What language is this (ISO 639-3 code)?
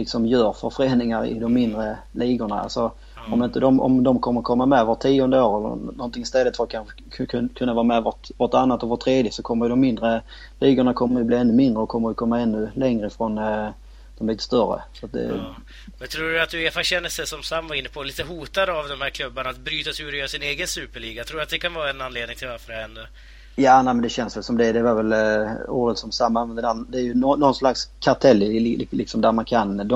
swe